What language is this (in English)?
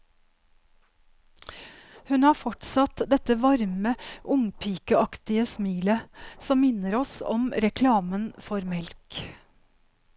Norwegian